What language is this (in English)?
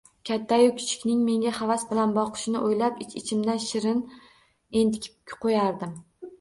Uzbek